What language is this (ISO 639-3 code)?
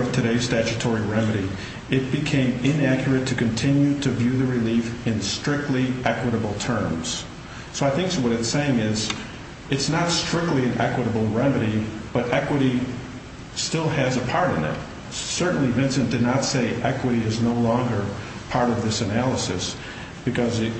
eng